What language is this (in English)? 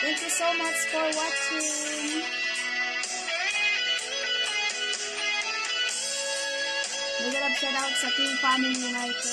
Indonesian